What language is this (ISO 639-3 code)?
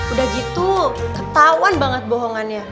ind